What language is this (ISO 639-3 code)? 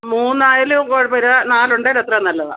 mal